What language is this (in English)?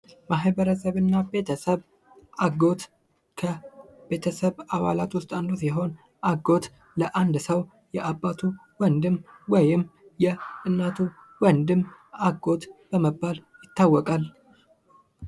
Amharic